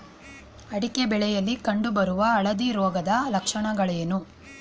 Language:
Kannada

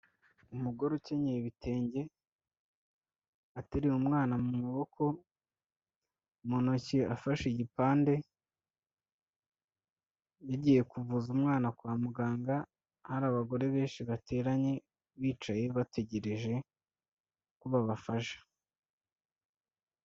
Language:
Kinyarwanda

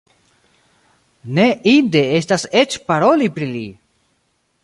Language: Esperanto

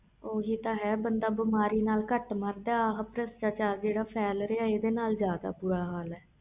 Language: Punjabi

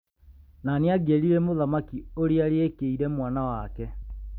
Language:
Kikuyu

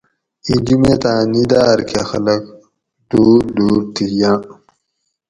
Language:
Gawri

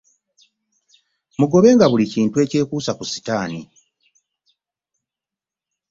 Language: Ganda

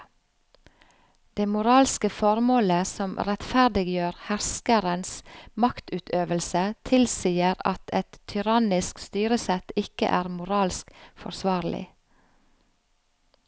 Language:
Norwegian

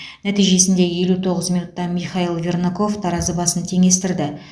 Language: Kazakh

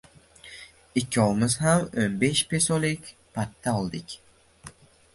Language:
Uzbek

